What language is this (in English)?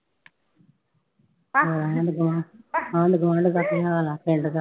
Punjabi